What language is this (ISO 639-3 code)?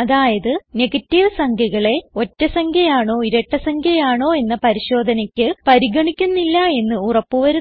mal